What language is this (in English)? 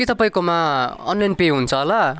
Nepali